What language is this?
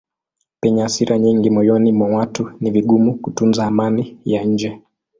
Swahili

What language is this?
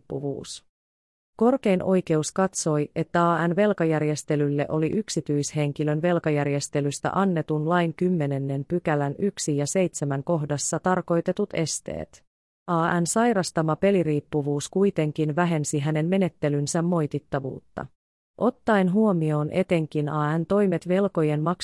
Finnish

